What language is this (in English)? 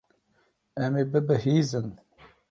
Kurdish